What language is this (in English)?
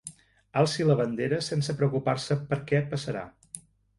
Catalan